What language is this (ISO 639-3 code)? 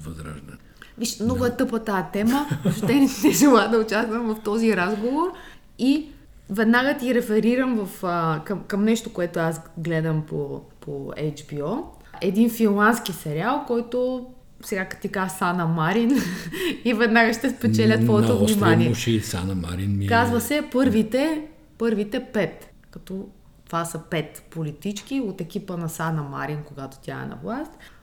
bul